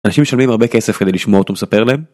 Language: Hebrew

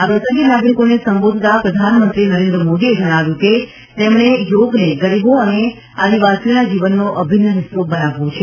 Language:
Gujarati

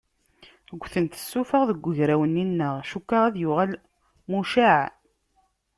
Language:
Kabyle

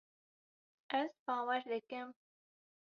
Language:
Kurdish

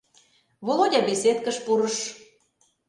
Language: Mari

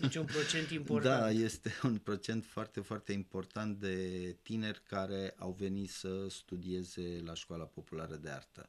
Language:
Romanian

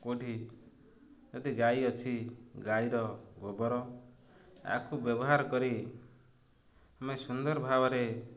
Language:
Odia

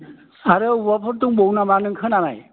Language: Bodo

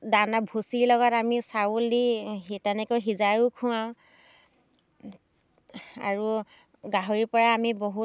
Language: Assamese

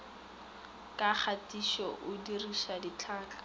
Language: Northern Sotho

